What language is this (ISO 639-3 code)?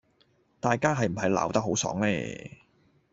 yue